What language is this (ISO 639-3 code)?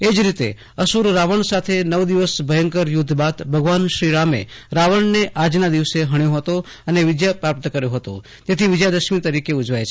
guj